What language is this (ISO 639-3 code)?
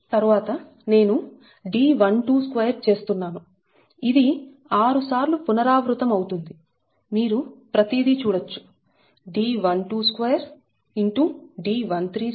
tel